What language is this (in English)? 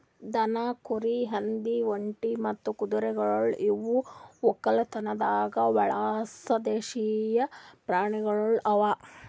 Kannada